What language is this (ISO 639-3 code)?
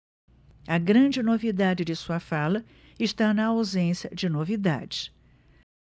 por